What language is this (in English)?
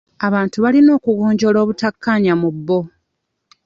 Ganda